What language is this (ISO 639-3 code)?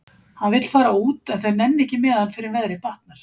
isl